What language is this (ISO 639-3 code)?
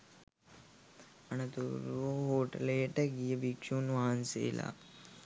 sin